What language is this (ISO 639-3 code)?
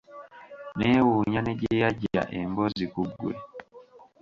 lug